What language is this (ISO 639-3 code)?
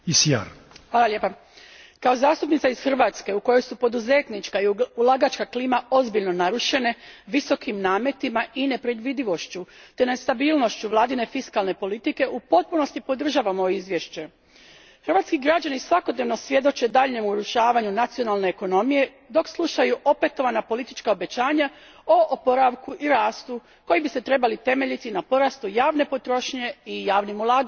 hrv